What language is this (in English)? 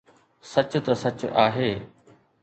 Sindhi